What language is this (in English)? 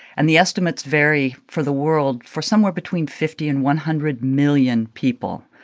English